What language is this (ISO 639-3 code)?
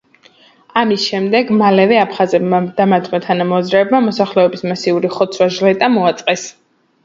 kat